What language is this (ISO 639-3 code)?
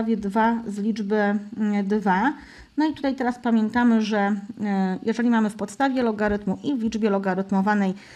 pol